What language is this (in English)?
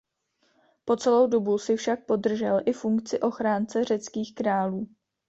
Czech